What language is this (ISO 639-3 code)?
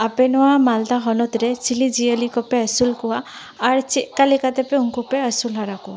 sat